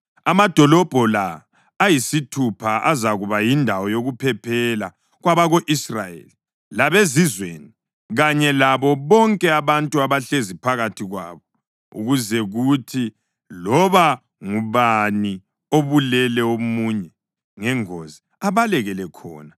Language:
North Ndebele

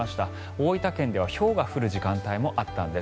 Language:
Japanese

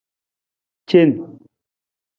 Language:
Nawdm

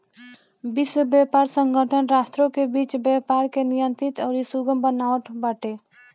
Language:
Bhojpuri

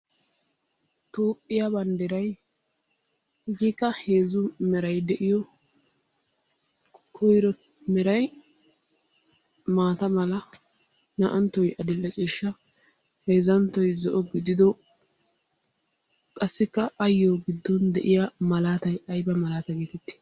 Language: Wolaytta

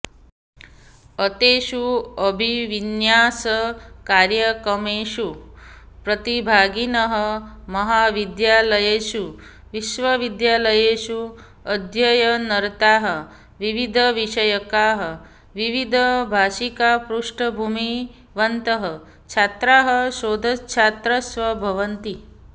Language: Sanskrit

